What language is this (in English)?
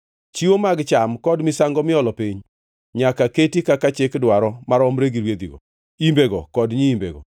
Luo (Kenya and Tanzania)